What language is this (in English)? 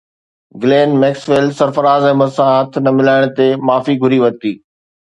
Sindhi